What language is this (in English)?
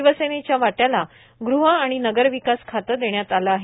Marathi